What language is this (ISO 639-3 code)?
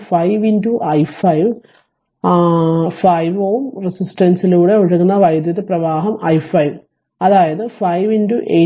mal